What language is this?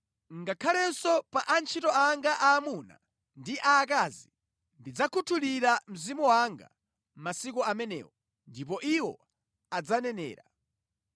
Nyanja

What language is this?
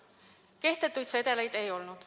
Estonian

